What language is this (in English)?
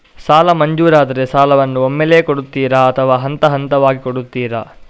Kannada